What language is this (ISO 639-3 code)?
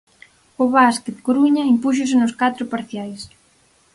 glg